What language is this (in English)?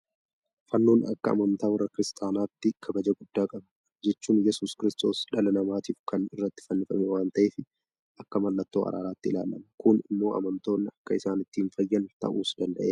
Oromo